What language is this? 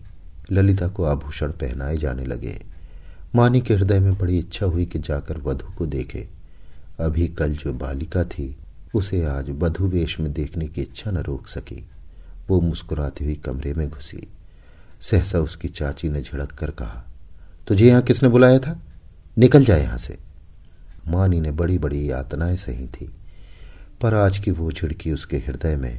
Hindi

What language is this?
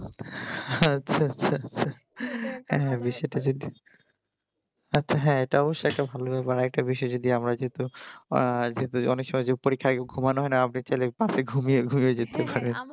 Bangla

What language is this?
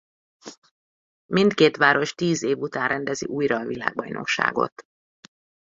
Hungarian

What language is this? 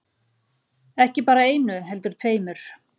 Icelandic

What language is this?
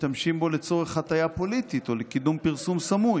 Hebrew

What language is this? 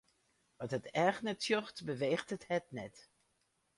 Western Frisian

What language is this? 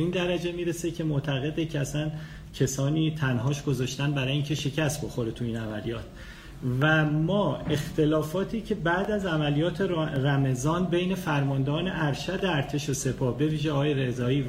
Persian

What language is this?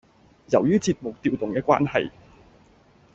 Cantonese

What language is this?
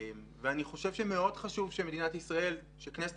Hebrew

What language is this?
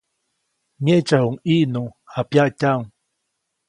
Copainalá Zoque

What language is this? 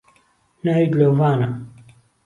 Central Kurdish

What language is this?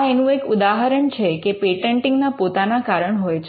Gujarati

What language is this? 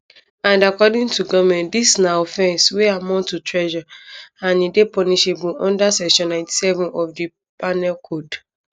Nigerian Pidgin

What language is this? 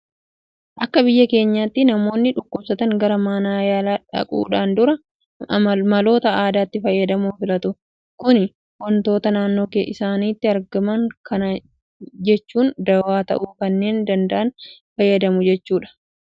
Oromo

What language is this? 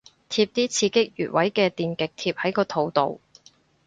Cantonese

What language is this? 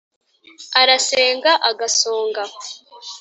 Kinyarwanda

